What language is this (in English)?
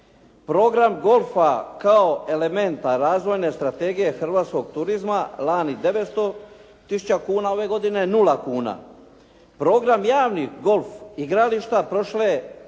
Croatian